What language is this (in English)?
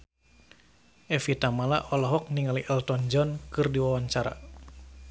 Sundanese